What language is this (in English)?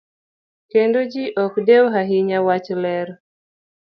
Luo (Kenya and Tanzania)